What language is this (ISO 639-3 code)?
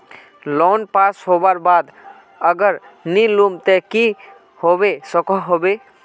mag